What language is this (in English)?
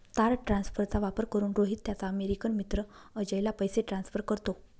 Marathi